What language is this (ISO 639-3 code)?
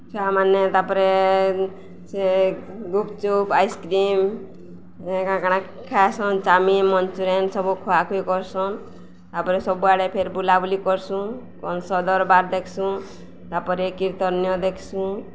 ori